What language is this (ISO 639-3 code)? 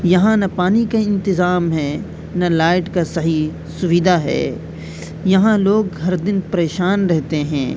urd